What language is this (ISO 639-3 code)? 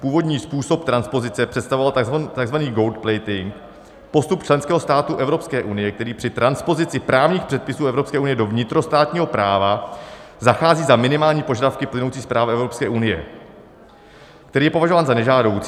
ces